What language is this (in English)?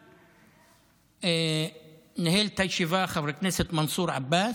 Hebrew